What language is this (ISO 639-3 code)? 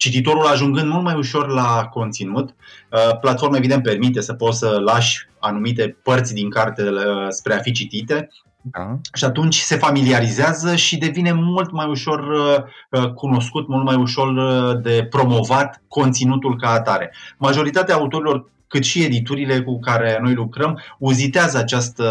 ron